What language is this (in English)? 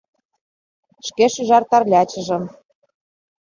Mari